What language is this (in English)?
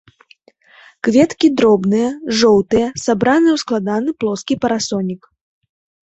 Belarusian